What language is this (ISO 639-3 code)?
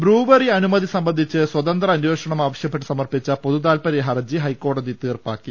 mal